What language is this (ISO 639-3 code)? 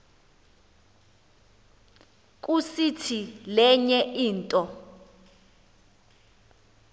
xho